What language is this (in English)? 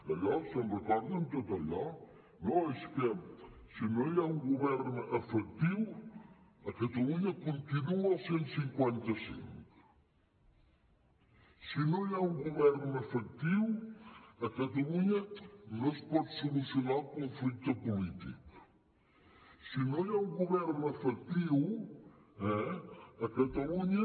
Catalan